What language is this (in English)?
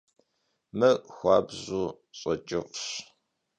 Kabardian